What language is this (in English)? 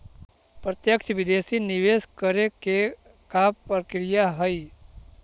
Magahi